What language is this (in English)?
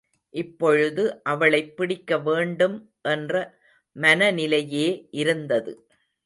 Tamil